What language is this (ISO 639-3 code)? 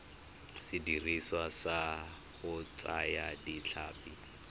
tsn